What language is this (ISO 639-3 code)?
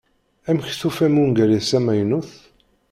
kab